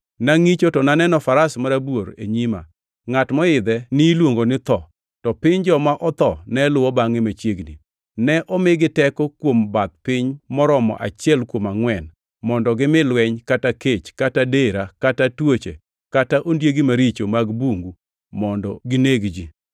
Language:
Luo (Kenya and Tanzania)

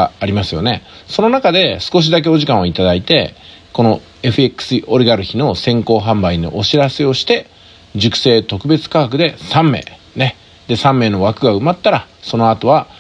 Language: Japanese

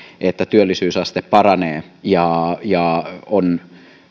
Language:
Finnish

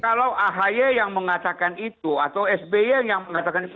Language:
Indonesian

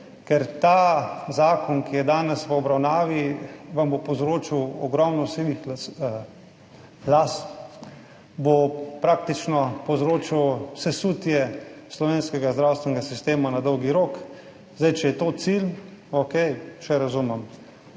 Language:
Slovenian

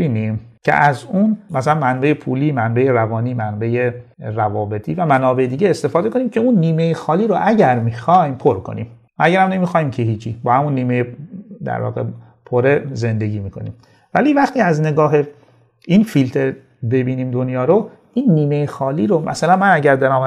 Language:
Persian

